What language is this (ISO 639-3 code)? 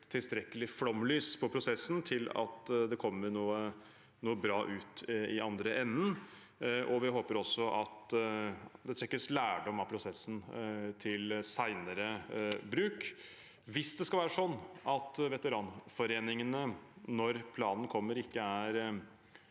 nor